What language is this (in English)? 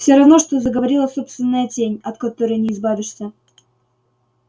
Russian